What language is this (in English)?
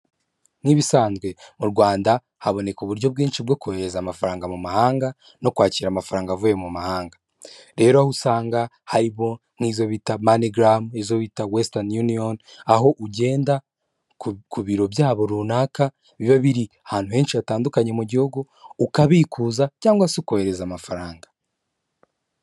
Kinyarwanda